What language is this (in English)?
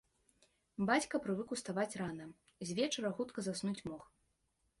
Belarusian